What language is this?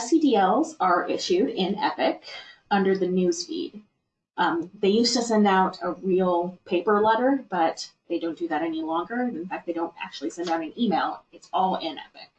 English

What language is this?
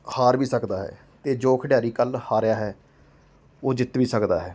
Punjabi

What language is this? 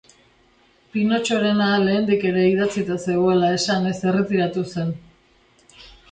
Basque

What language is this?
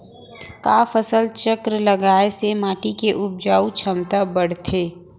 Chhattisgarhi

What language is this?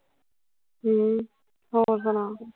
Punjabi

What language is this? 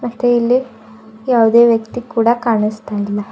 Kannada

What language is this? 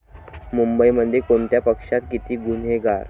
Marathi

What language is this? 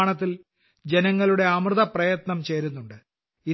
Malayalam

